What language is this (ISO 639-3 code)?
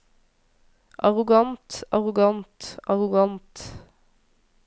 nor